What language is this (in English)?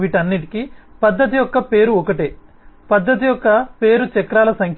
Telugu